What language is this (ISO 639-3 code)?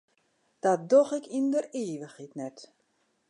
fry